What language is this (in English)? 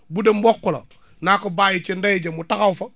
Wolof